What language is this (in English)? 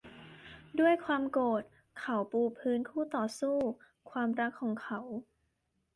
Thai